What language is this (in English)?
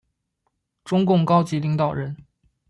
Chinese